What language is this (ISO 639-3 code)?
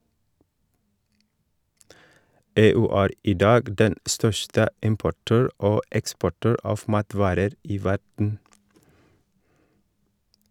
nor